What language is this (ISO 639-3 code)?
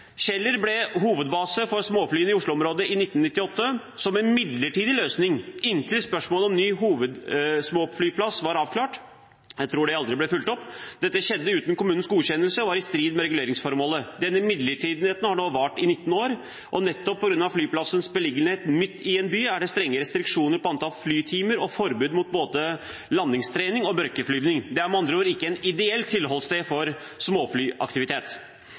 nob